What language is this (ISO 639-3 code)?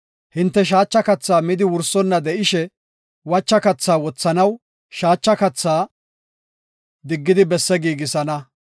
gof